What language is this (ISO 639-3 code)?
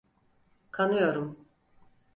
tur